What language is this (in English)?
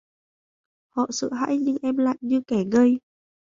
Vietnamese